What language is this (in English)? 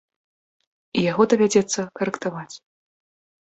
Belarusian